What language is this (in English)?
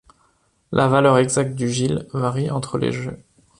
French